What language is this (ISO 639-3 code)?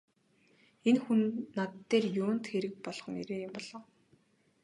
mon